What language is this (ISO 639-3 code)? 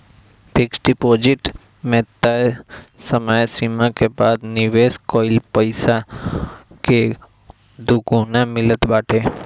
bho